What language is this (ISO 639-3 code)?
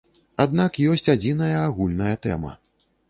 bel